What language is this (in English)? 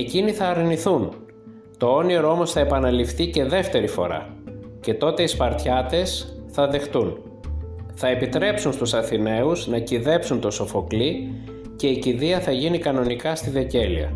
Greek